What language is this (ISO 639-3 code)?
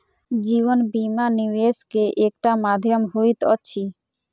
mai